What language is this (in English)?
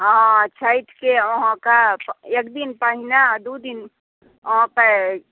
Maithili